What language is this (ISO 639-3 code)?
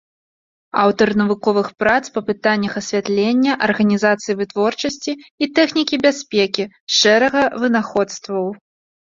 bel